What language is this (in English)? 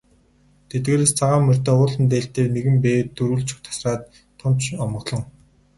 Mongolian